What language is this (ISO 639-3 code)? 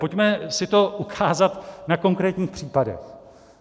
ces